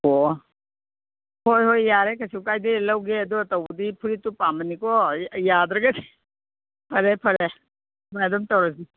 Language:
Manipuri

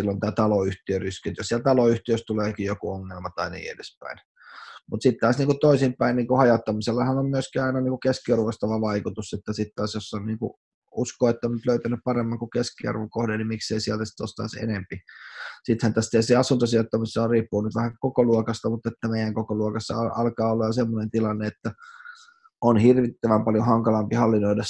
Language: Finnish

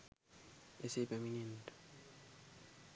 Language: Sinhala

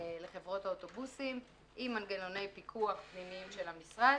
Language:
Hebrew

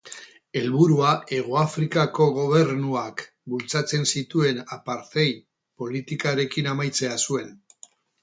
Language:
Basque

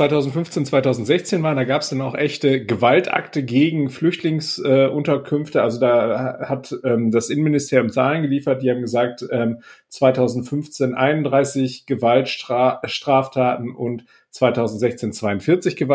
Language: German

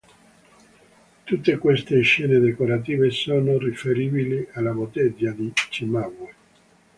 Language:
Italian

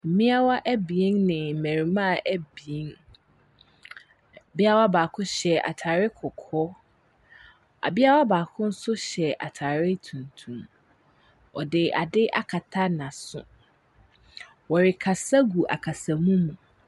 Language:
Akan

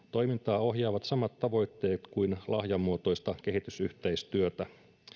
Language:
Finnish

